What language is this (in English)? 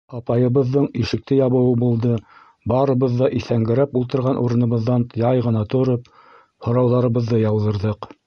Bashkir